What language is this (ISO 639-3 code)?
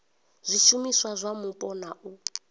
ven